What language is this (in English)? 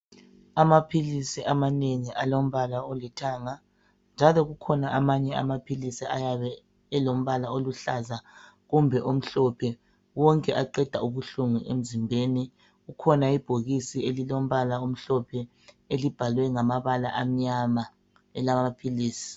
North Ndebele